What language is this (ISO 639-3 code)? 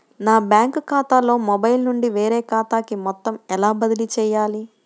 tel